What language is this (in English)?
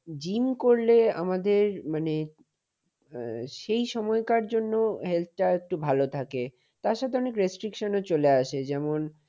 Bangla